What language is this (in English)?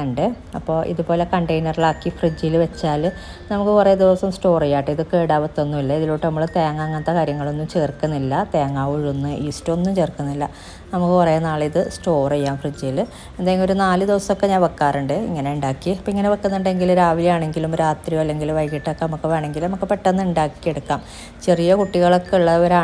Malayalam